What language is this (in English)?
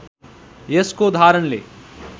Nepali